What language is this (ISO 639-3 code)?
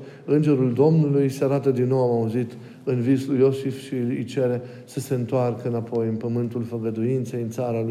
ron